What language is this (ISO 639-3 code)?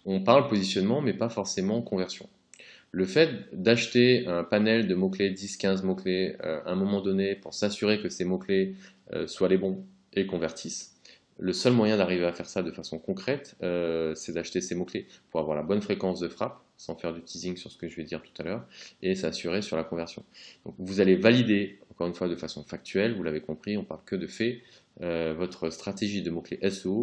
fra